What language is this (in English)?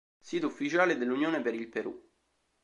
Italian